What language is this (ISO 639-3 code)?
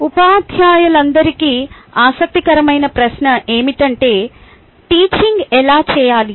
tel